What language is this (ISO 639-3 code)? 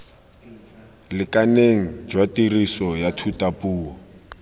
tsn